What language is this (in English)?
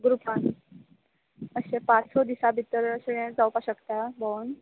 Konkani